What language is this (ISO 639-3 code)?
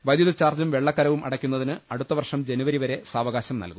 mal